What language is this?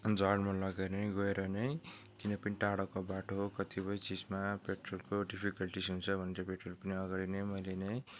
Nepali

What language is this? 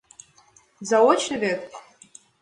Mari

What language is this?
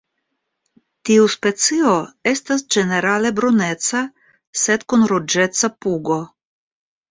Esperanto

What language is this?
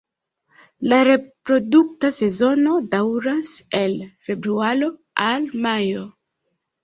Esperanto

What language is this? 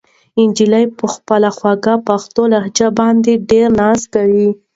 Pashto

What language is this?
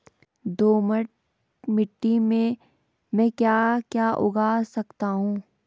Hindi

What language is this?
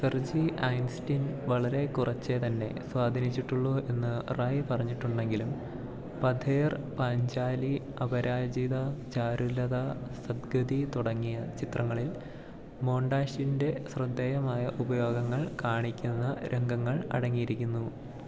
Malayalam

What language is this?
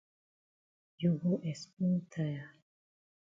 Cameroon Pidgin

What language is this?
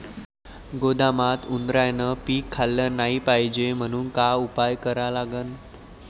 Marathi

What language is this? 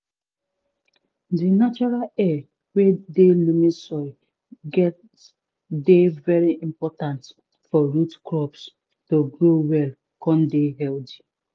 Nigerian Pidgin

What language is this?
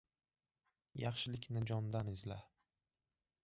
Uzbek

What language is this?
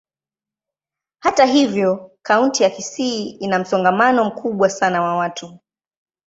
Swahili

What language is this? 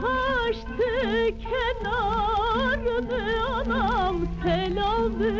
Turkish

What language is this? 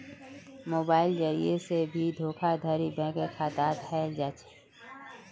Magahi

